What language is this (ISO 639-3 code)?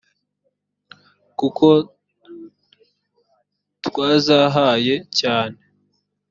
kin